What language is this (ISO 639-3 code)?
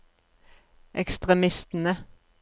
nor